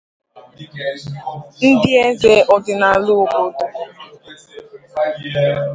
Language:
Igbo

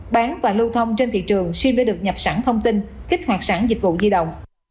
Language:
Vietnamese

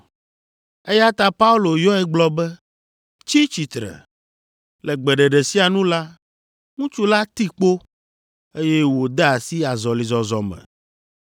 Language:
Ewe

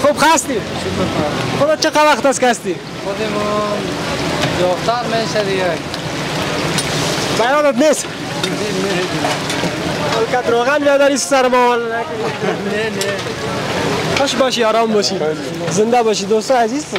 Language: Persian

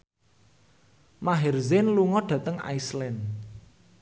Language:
Javanese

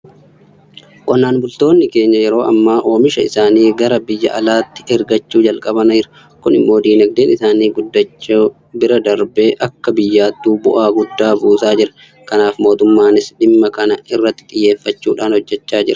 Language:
Oromo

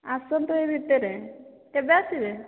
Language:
Odia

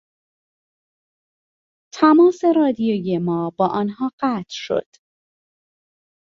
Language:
Persian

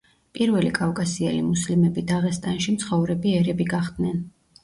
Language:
Georgian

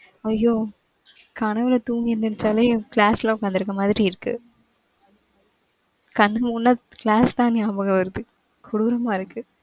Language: Tamil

